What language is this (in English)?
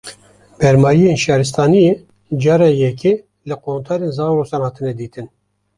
Kurdish